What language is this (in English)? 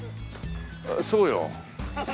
Japanese